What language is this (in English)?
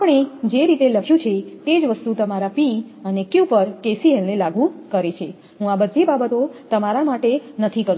Gujarati